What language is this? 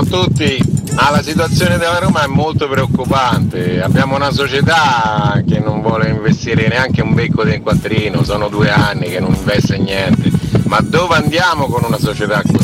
Italian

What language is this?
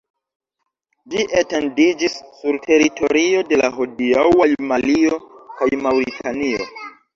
Esperanto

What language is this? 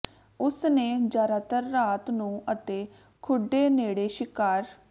Punjabi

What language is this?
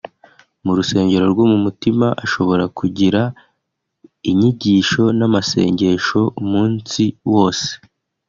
Kinyarwanda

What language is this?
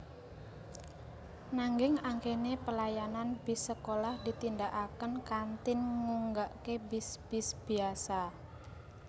Javanese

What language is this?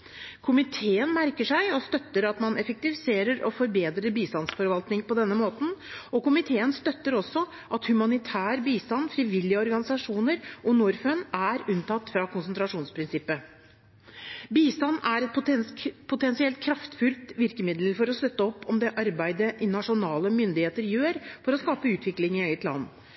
Norwegian Bokmål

